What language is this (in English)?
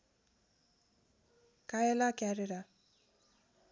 Nepali